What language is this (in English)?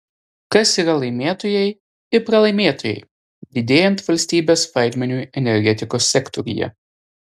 Lithuanian